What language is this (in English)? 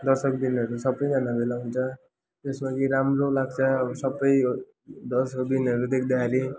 Nepali